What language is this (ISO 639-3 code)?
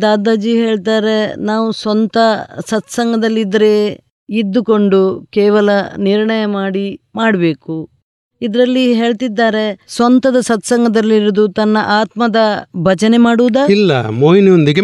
guj